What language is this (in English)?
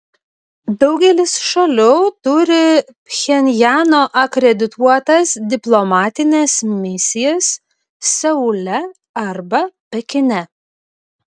Lithuanian